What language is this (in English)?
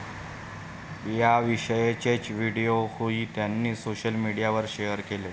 Marathi